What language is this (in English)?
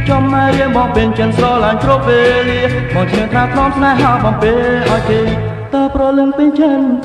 Thai